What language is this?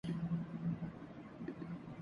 Urdu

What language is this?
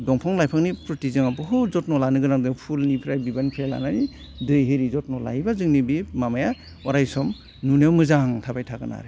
Bodo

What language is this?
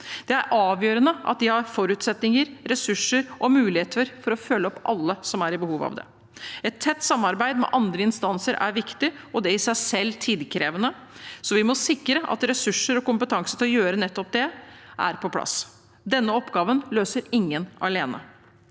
Norwegian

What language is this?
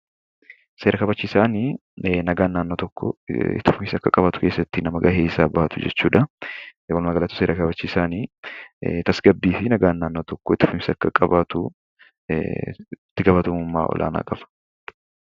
Oromo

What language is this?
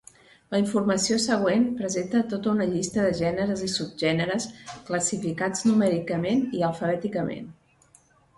Catalan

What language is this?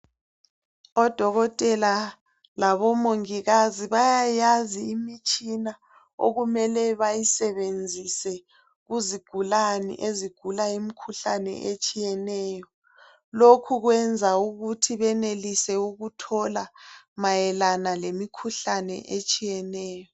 North Ndebele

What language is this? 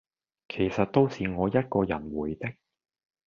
Cantonese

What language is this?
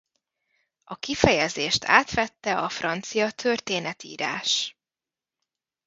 Hungarian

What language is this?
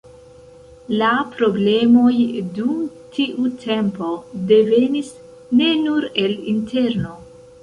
Esperanto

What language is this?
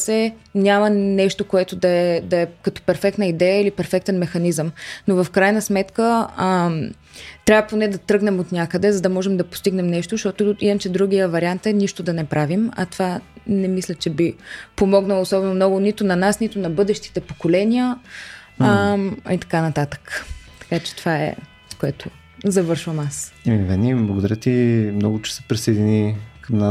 Bulgarian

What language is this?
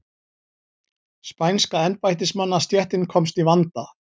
Icelandic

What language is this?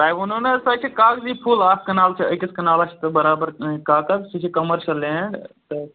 Kashmiri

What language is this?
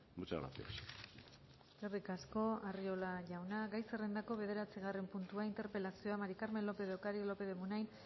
Basque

